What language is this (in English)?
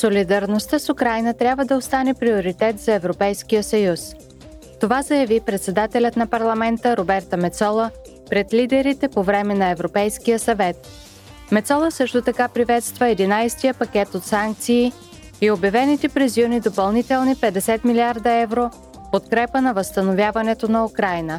Bulgarian